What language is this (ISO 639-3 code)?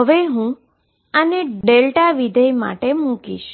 guj